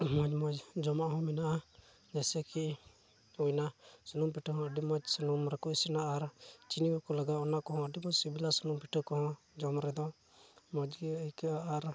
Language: Santali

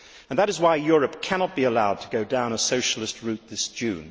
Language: English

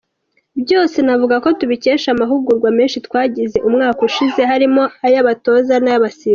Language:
Kinyarwanda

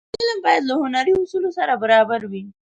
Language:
Pashto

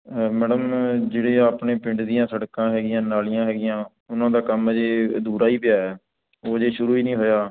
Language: Punjabi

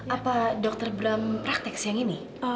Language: Indonesian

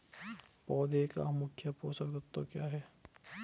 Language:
Hindi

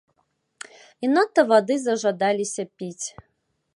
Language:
Belarusian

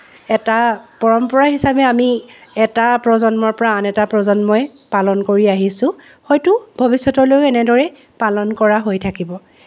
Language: Assamese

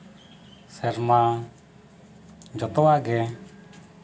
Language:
Santali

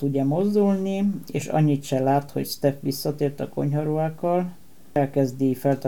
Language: Hungarian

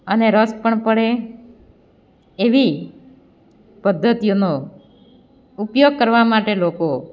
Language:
Gujarati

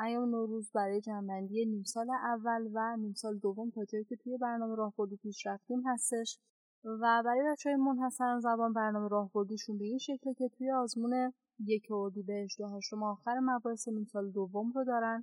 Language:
Persian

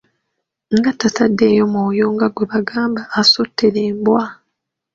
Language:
Ganda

